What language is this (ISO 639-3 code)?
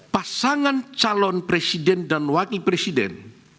ind